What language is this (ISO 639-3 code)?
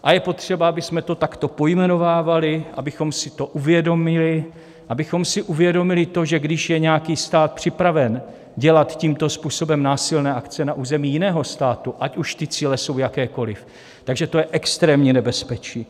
ces